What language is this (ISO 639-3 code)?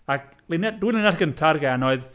cym